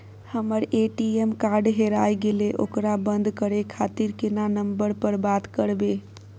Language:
Maithili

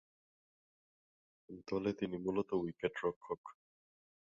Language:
Bangla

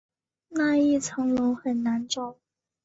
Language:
Chinese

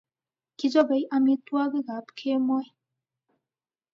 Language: Kalenjin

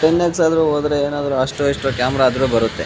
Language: Kannada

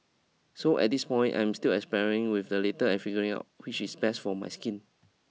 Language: English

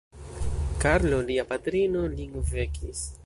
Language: Esperanto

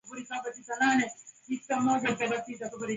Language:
Swahili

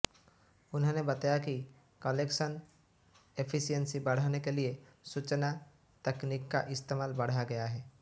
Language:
Hindi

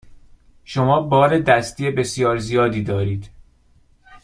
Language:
Persian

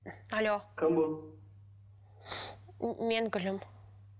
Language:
Kazakh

